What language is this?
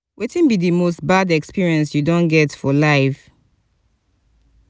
Nigerian Pidgin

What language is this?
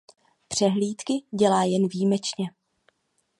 Czech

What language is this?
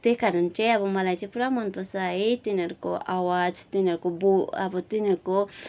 Nepali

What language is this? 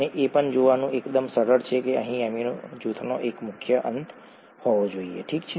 Gujarati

